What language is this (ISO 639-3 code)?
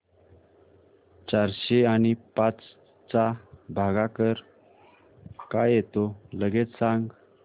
mar